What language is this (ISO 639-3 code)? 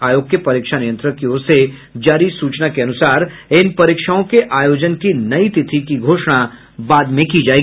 hin